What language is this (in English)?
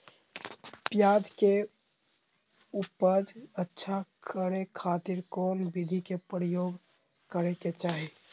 Magahi